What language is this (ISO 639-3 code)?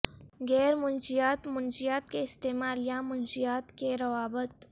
urd